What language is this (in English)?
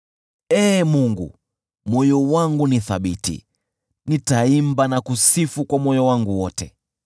Swahili